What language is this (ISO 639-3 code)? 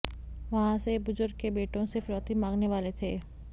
hin